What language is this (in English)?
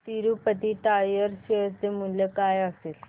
Marathi